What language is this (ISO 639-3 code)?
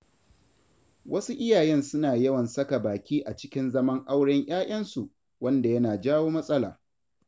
hau